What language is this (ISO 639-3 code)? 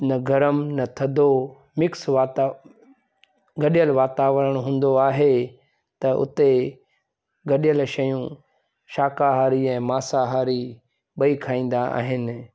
snd